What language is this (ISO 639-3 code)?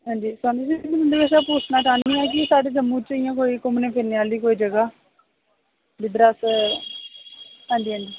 doi